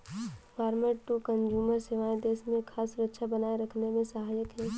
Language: Hindi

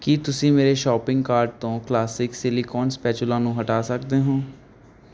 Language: Punjabi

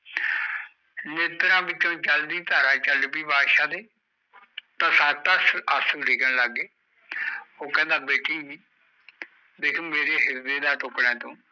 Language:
Punjabi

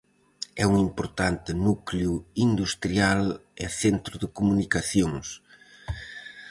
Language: Galician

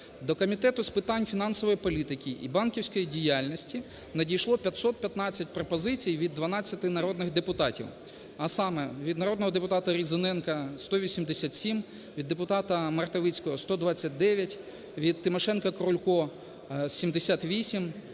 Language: Ukrainian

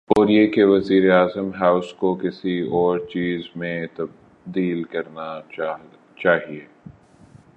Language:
Urdu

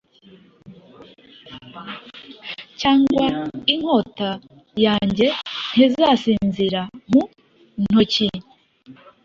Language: Kinyarwanda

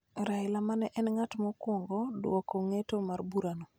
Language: Luo (Kenya and Tanzania)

